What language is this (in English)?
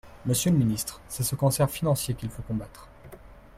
French